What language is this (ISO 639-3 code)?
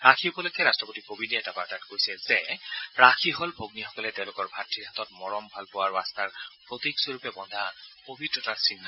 asm